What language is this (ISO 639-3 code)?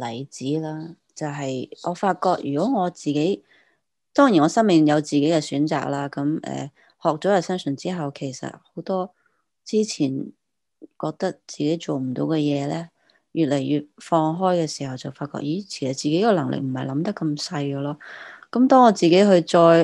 zho